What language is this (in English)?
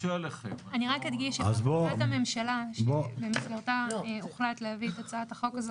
Hebrew